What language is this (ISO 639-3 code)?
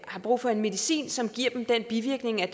dan